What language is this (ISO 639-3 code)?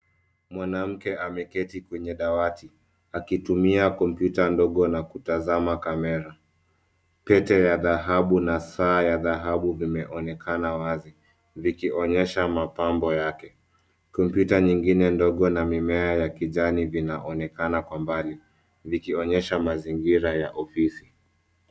swa